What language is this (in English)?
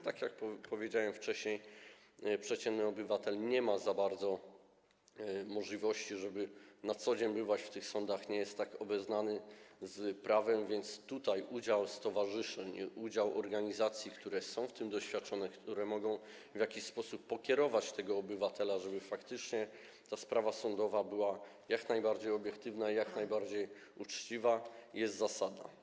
Polish